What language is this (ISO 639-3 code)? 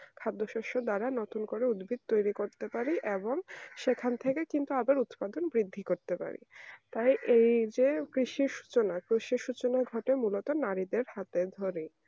ben